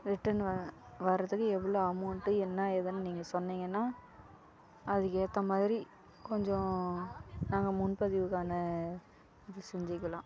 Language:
Tamil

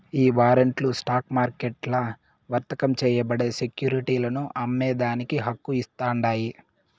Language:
Telugu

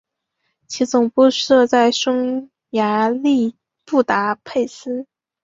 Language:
Chinese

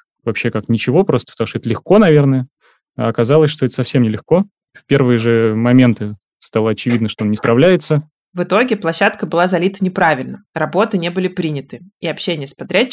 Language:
Russian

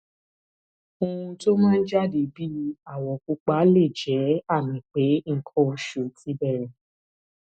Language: Yoruba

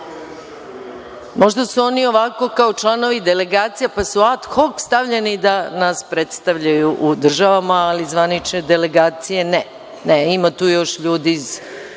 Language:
Serbian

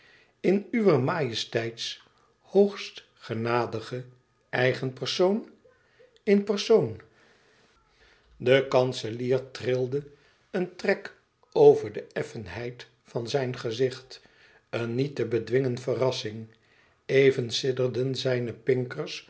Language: Dutch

